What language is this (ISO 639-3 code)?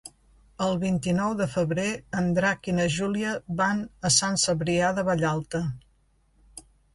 cat